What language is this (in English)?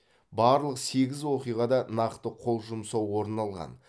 Kazakh